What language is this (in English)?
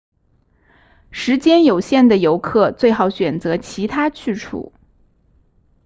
Chinese